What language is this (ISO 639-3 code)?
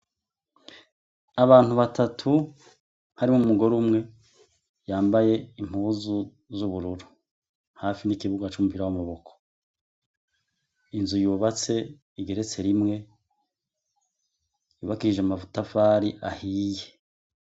run